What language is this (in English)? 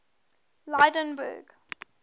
English